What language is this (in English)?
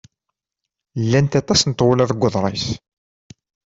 Kabyle